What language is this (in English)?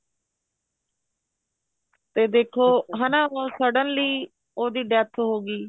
Punjabi